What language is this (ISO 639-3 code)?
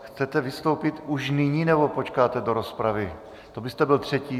ces